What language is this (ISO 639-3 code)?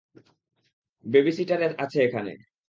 ben